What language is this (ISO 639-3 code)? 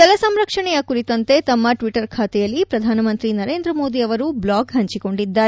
kan